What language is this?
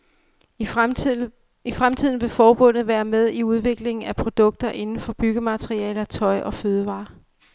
Danish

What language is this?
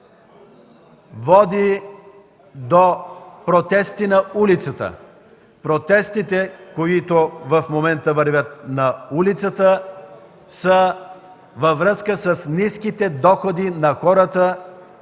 Bulgarian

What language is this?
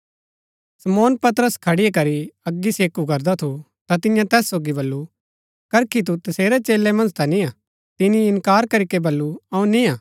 Gaddi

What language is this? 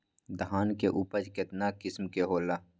Magahi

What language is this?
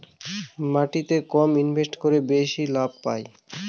Bangla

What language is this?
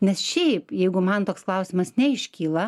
Lithuanian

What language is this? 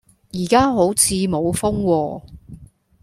Cantonese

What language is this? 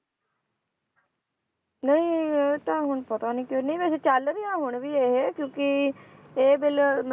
Punjabi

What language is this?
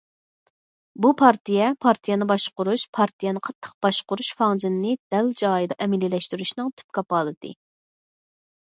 Uyghur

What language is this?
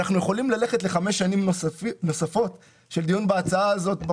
Hebrew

